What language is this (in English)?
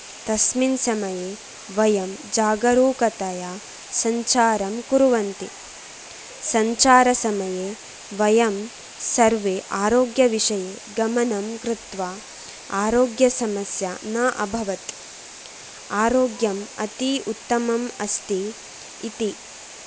Sanskrit